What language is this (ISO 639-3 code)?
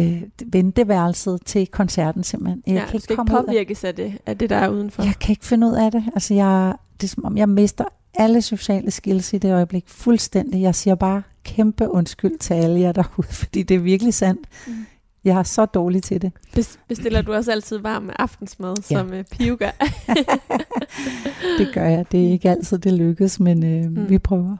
dan